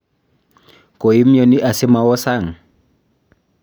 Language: Kalenjin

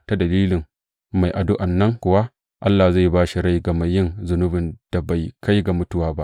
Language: Hausa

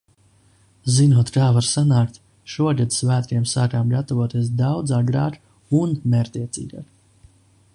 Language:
Latvian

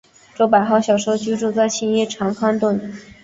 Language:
Chinese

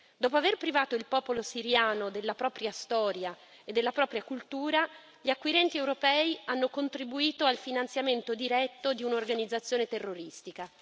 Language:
Italian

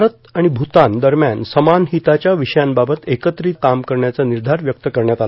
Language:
Marathi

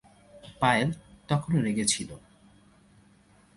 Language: Bangla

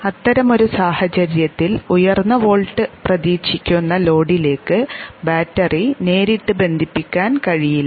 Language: Malayalam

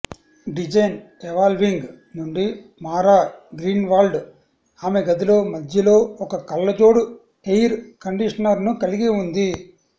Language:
Telugu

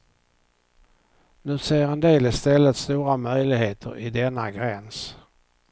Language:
Swedish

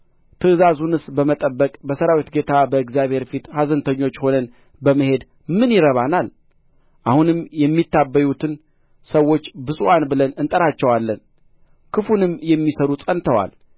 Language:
Amharic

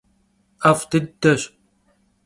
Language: Kabardian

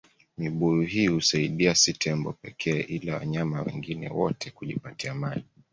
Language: Swahili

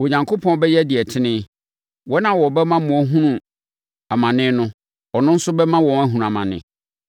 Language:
Akan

